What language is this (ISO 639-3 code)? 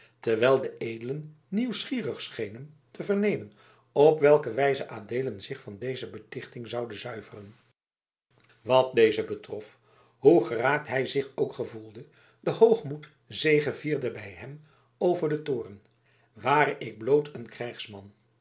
nld